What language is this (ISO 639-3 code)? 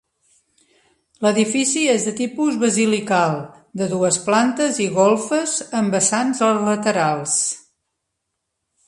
cat